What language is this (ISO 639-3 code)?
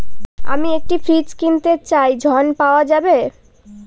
ben